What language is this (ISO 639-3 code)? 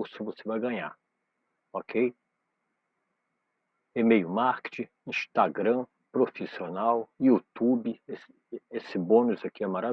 por